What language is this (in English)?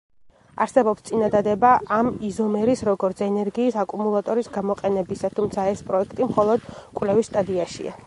Georgian